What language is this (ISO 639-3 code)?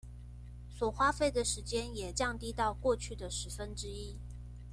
zho